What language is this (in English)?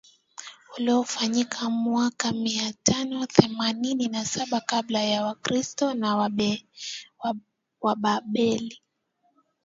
Swahili